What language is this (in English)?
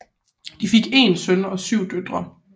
Danish